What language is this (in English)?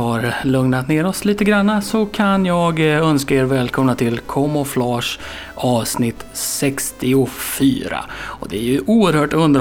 Swedish